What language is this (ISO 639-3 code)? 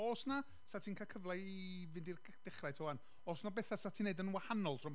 cym